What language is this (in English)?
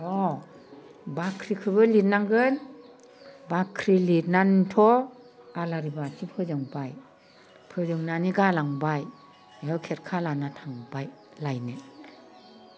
Bodo